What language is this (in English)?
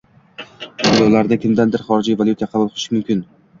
Uzbek